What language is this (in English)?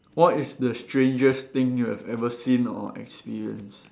English